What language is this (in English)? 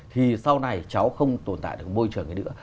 Vietnamese